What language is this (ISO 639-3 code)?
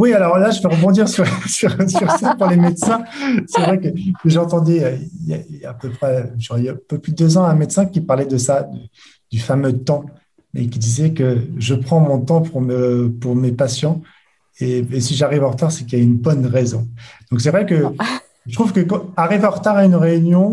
fra